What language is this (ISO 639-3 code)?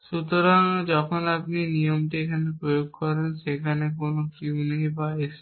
ben